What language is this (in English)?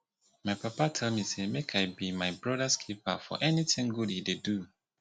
Nigerian Pidgin